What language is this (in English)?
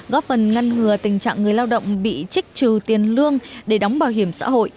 Vietnamese